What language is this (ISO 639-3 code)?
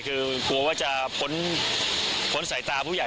tha